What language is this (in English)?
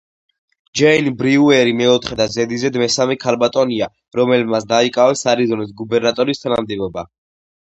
Georgian